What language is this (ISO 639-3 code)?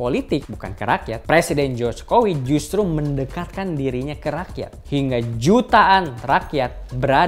ind